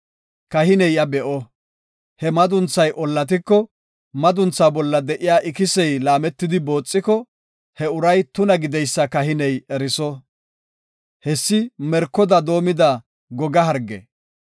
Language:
Gofa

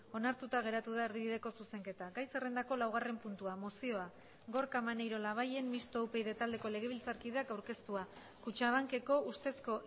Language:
Basque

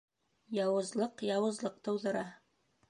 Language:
Bashkir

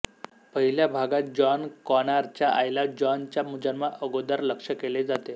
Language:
Marathi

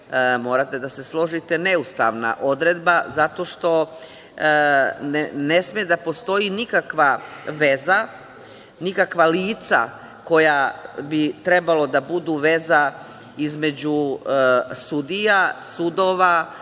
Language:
Serbian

